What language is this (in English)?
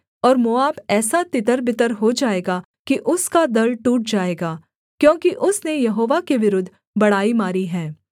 Hindi